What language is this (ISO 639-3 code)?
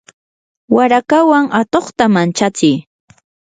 qur